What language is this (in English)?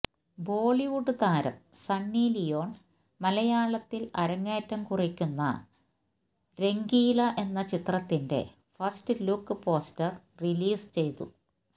Malayalam